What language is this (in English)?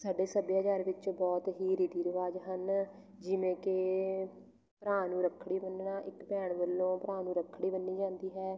Punjabi